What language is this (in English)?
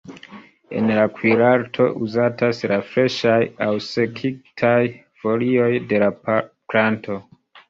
Esperanto